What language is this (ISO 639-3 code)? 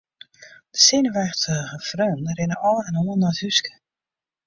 fry